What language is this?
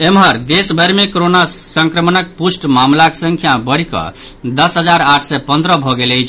Maithili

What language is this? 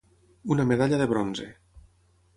Catalan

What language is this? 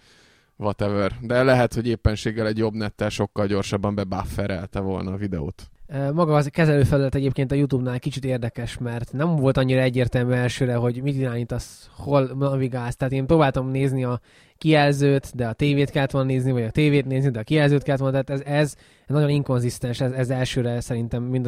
Hungarian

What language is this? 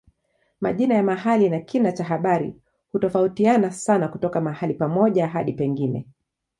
Swahili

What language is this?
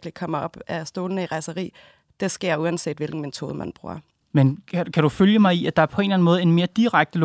Danish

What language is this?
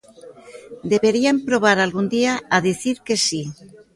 Galician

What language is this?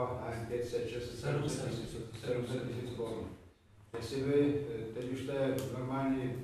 Czech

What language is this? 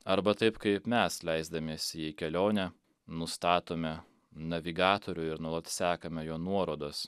Lithuanian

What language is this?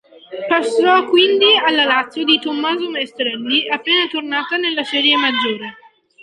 Italian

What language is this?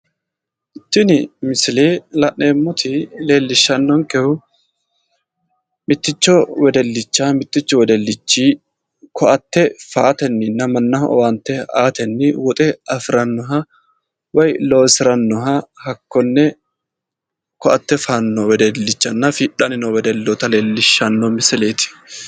Sidamo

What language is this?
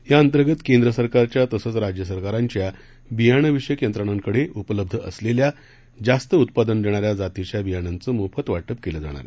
Marathi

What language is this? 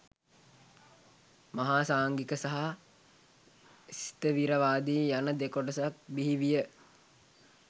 Sinhala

